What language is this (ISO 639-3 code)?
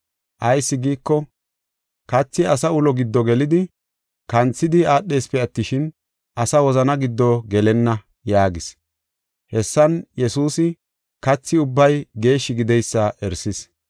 gof